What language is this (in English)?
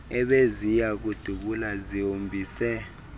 Xhosa